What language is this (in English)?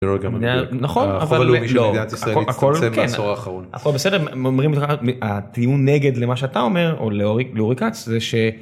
Hebrew